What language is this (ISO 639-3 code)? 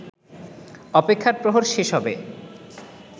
ben